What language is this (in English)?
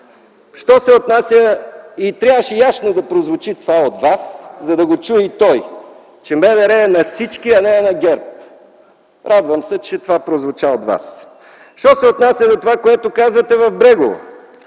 Bulgarian